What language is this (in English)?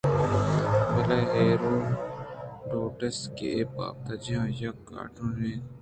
Eastern Balochi